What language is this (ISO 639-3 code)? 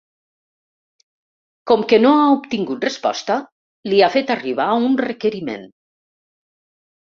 cat